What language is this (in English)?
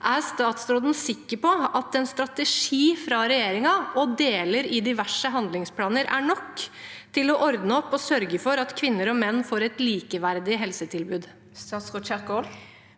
Norwegian